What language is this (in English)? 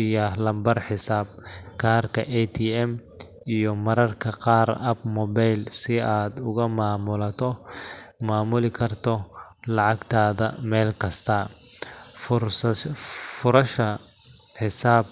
Somali